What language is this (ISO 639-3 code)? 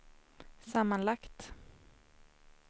swe